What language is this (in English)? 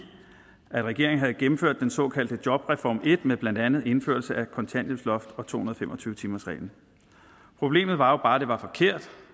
Danish